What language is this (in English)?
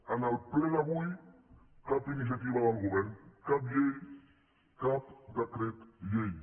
Catalan